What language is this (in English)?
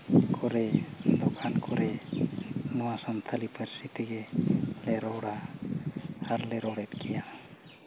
Santali